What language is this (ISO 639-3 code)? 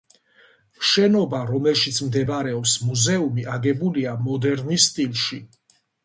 kat